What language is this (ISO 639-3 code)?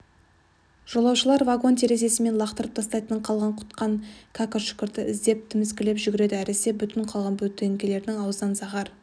kaz